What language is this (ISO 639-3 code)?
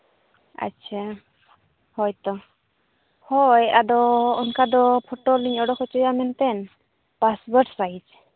sat